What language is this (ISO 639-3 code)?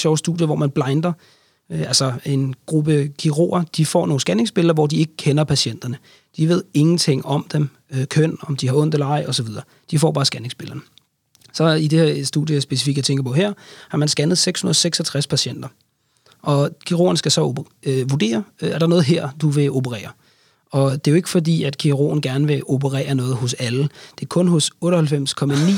dan